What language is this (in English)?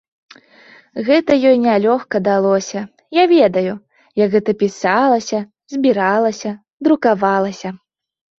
Belarusian